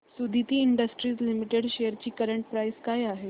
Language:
Marathi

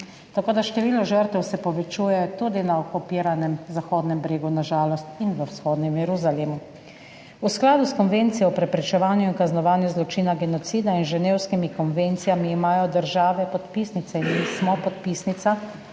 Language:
Slovenian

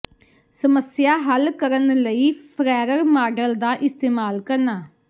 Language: Punjabi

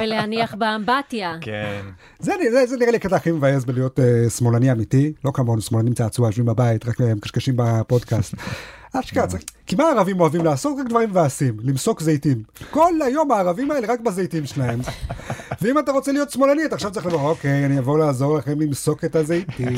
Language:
Hebrew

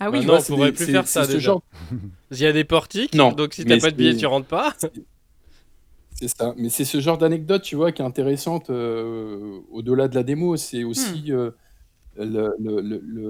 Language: French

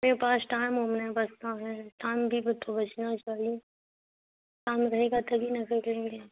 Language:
Urdu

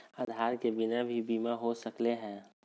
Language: Magahi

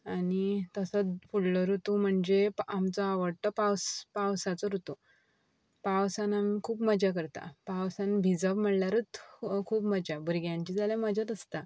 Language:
Konkani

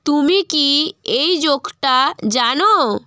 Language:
Bangla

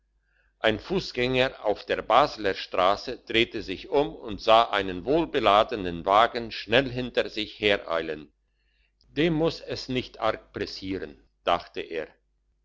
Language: German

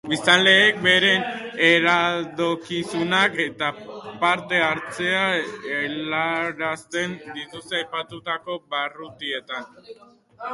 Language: Basque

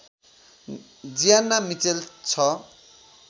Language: Nepali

